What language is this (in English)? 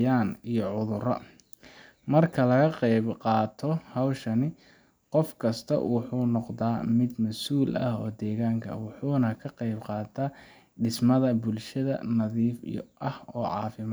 Somali